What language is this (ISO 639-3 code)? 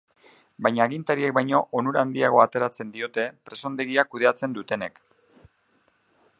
eus